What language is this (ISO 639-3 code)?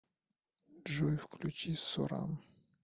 rus